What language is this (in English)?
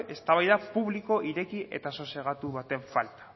Basque